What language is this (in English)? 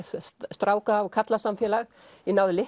Icelandic